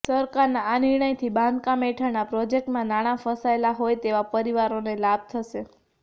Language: Gujarati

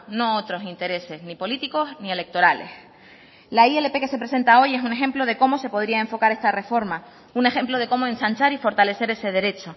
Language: Spanish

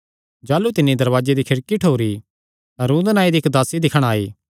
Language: Kangri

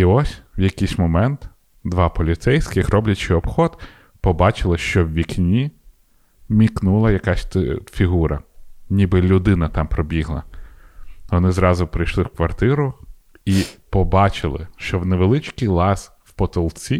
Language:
Ukrainian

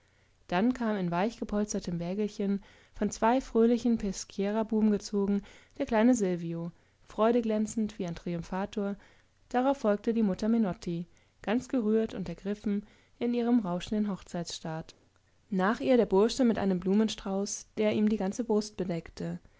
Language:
German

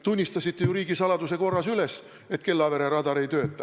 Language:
Estonian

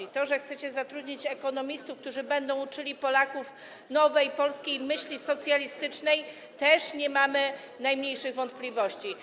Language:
Polish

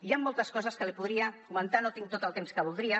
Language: Catalan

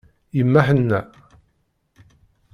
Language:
Kabyle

